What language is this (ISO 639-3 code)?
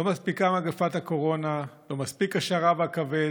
heb